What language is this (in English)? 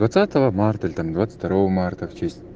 Russian